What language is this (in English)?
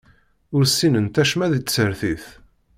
Kabyle